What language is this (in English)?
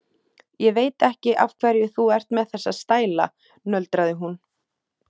Icelandic